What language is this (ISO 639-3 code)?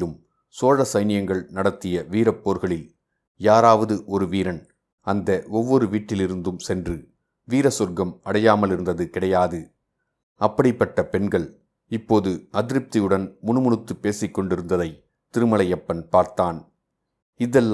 tam